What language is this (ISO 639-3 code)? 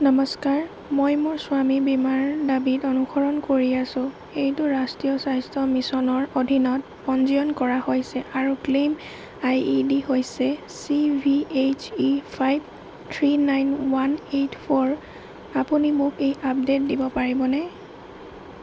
asm